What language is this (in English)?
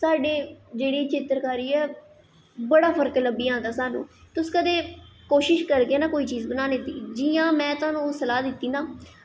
Dogri